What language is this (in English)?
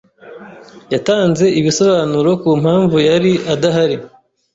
Kinyarwanda